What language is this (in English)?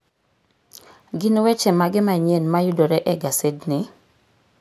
Luo (Kenya and Tanzania)